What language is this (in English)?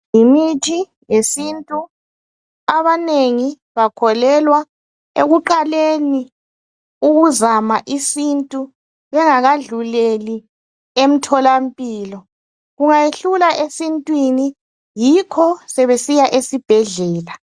North Ndebele